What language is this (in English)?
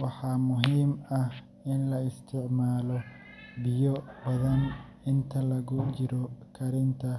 Somali